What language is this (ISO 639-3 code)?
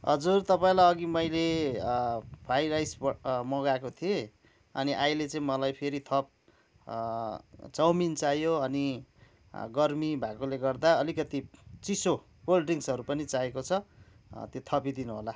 nep